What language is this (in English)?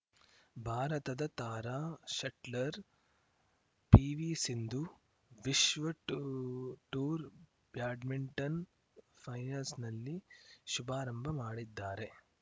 Kannada